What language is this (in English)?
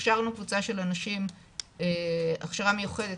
Hebrew